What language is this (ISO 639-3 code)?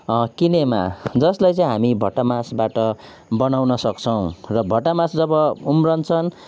nep